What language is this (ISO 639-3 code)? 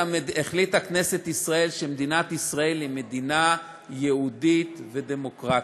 heb